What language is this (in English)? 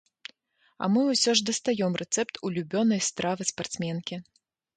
Belarusian